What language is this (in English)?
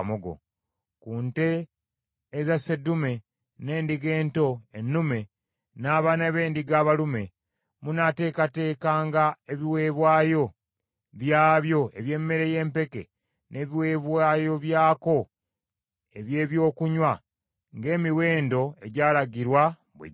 Ganda